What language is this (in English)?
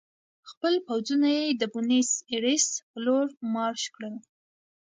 Pashto